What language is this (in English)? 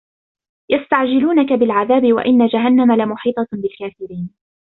Arabic